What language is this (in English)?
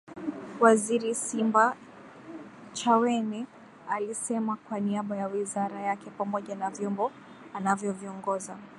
Swahili